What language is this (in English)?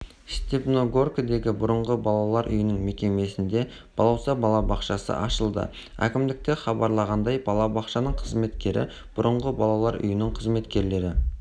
Kazakh